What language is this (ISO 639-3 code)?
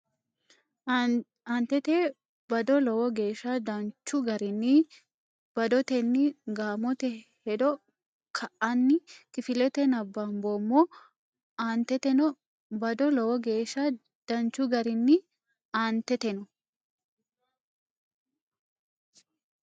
sid